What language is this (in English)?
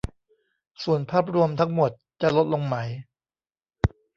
Thai